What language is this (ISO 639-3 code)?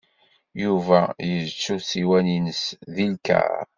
kab